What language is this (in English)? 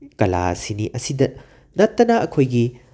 Manipuri